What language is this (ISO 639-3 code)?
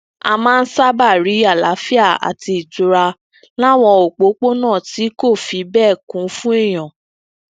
yor